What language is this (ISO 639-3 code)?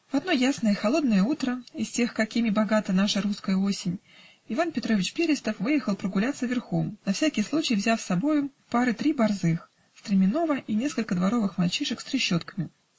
rus